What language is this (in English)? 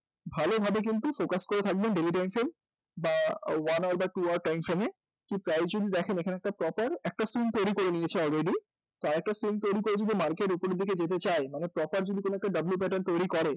Bangla